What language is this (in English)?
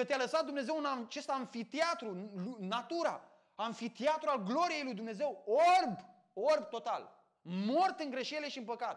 Romanian